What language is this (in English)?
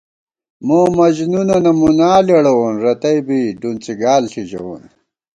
Gawar-Bati